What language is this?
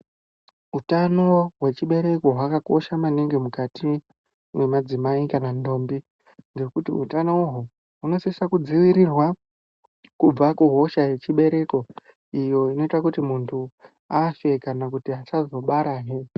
Ndau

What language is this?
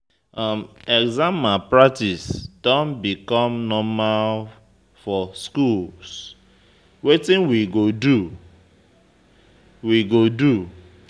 Nigerian Pidgin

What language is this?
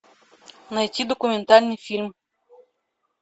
Russian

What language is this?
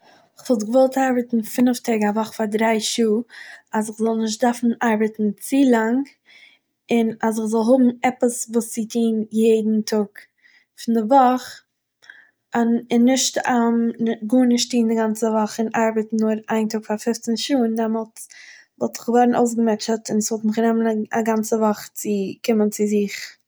Yiddish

